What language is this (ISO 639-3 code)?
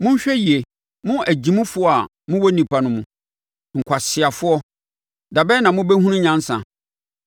aka